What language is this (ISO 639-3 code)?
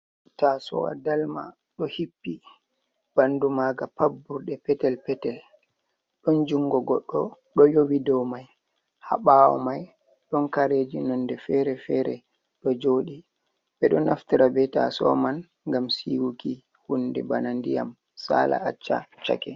ful